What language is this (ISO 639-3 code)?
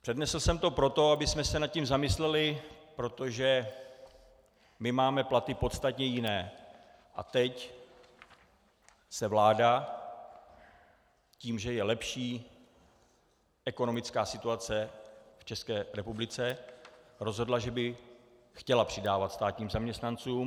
ces